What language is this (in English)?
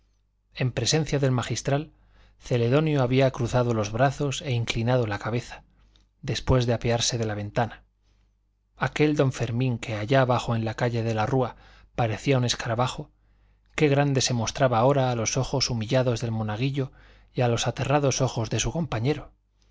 Spanish